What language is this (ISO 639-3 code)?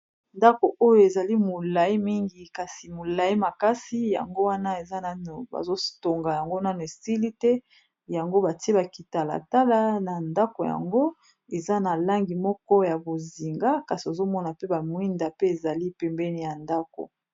lin